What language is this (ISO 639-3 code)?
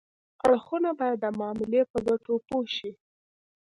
pus